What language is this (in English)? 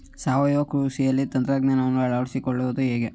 Kannada